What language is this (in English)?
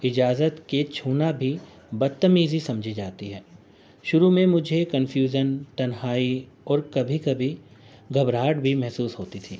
Urdu